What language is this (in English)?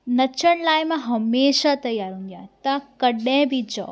Sindhi